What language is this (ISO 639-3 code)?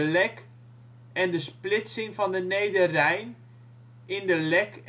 nld